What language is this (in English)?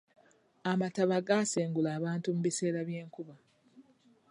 Ganda